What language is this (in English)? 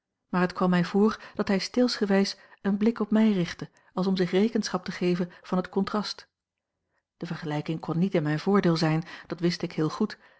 Dutch